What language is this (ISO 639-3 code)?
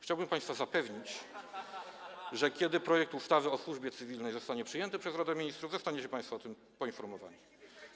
pol